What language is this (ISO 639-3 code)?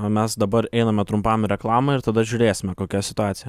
lit